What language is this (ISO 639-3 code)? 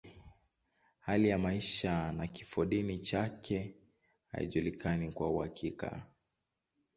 swa